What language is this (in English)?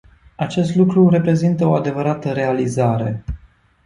Romanian